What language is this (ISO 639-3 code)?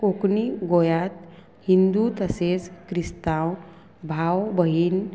kok